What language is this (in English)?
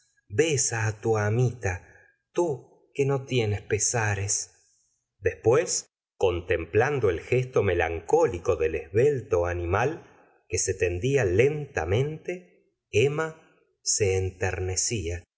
Spanish